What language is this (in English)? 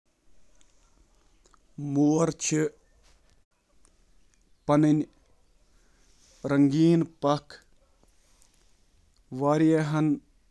Kashmiri